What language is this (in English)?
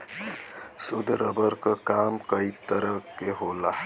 Bhojpuri